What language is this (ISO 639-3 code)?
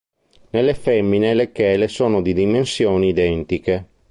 ita